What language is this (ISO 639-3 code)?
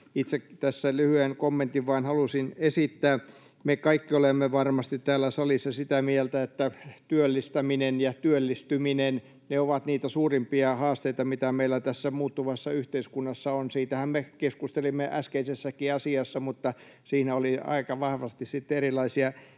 fin